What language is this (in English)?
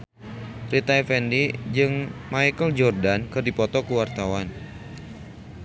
Sundanese